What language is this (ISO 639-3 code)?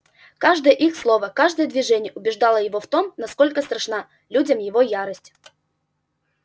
rus